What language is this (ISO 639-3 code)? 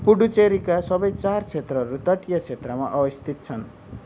nep